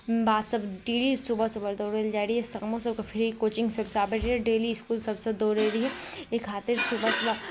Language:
Maithili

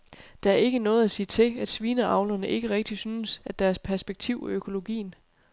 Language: Danish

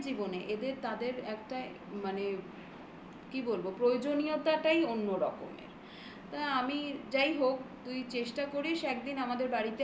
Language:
Bangla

